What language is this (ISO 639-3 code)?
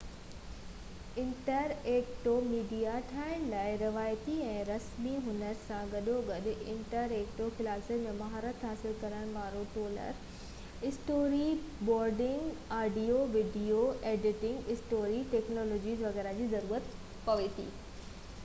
snd